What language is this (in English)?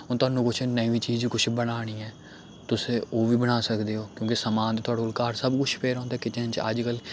Dogri